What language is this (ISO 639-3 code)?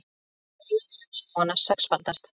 isl